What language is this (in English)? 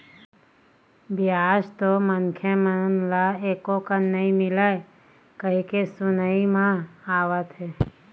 Chhattisgarhi